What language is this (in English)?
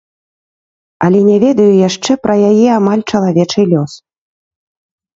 Belarusian